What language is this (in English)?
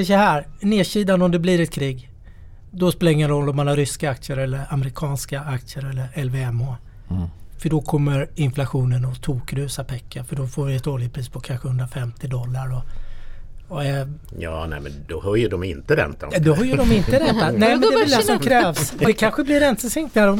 Swedish